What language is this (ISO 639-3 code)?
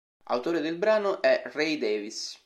ita